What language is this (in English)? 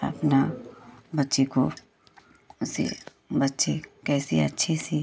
Hindi